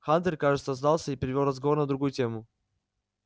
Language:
Russian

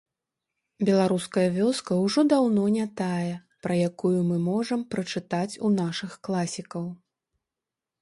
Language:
Belarusian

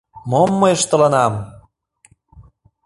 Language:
Mari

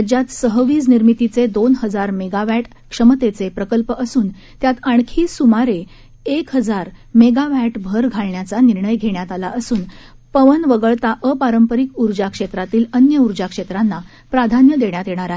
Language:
Marathi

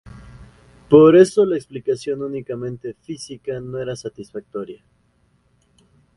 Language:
Spanish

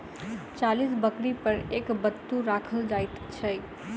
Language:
Maithili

